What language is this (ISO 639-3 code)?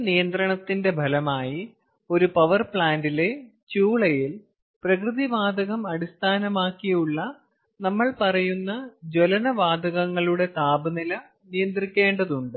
mal